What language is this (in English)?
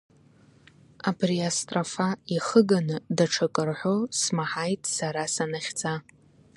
Abkhazian